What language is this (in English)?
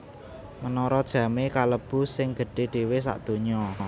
Javanese